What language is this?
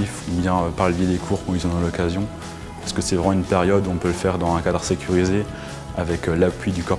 French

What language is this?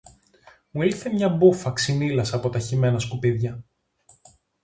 Greek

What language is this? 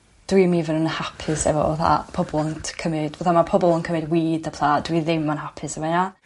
Welsh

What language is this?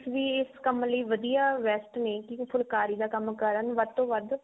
Punjabi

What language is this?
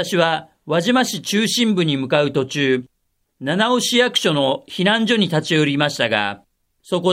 Japanese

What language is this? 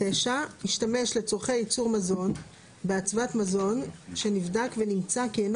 Hebrew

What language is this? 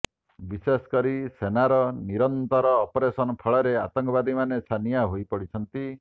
Odia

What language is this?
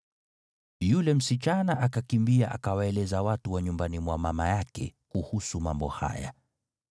Swahili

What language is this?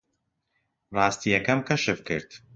Central Kurdish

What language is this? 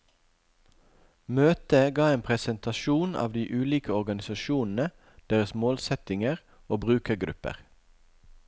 Norwegian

